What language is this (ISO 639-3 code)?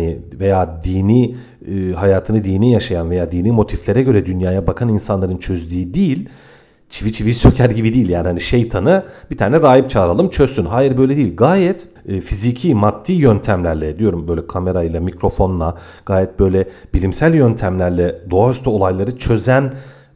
tur